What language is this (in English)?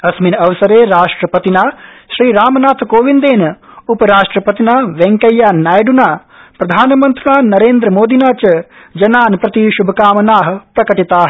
Sanskrit